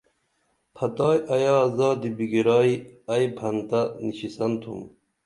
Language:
Dameli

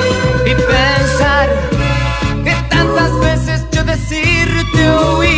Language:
Italian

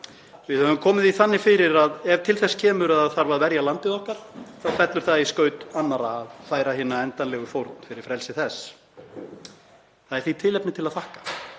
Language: Icelandic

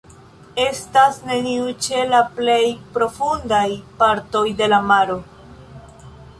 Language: Esperanto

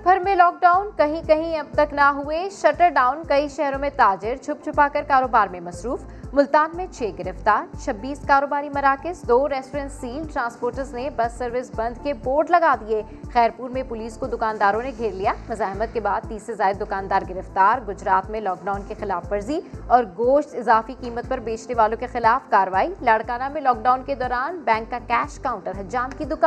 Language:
Urdu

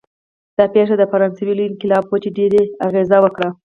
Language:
Pashto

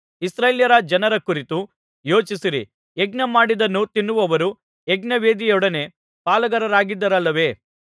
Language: Kannada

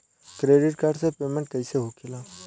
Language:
Bhojpuri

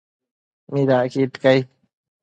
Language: Matsés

